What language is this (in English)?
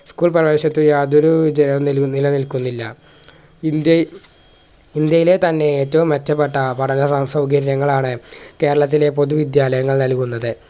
Malayalam